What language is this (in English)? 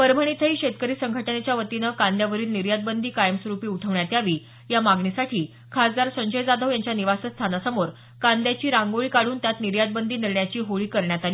Marathi